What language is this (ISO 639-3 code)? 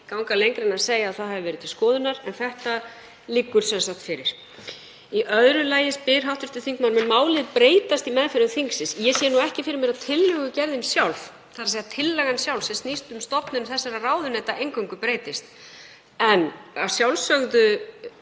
isl